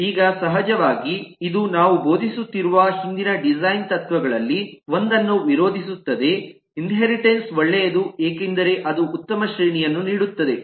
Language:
Kannada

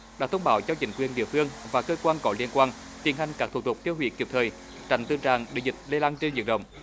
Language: Vietnamese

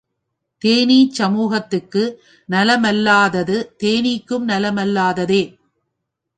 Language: Tamil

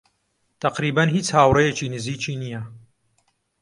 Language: Central Kurdish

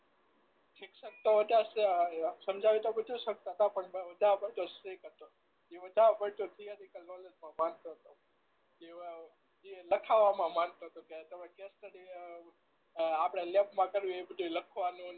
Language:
Gujarati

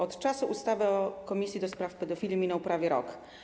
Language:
Polish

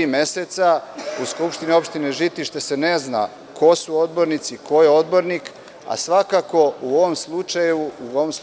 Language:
Serbian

